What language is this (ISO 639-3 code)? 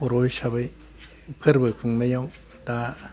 brx